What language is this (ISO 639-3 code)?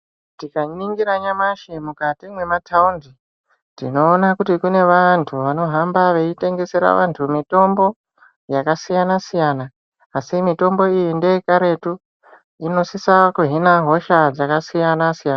ndc